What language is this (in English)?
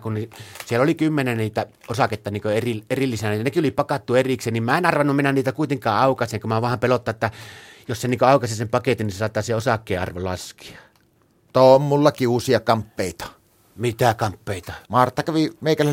Finnish